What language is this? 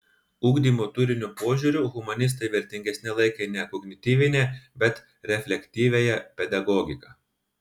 Lithuanian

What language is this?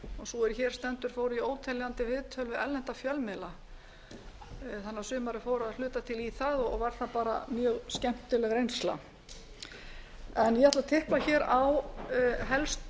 Icelandic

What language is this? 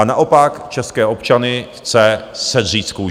Czech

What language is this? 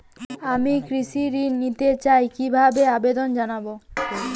Bangla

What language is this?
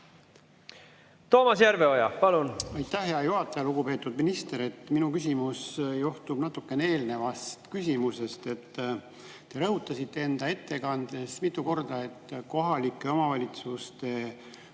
Estonian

